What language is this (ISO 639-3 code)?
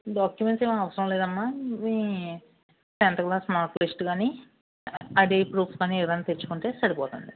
tel